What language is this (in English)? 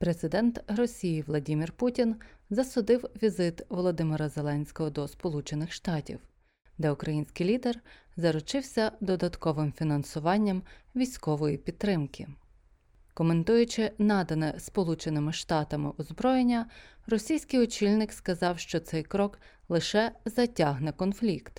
Ukrainian